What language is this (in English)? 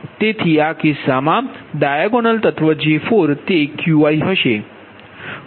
Gujarati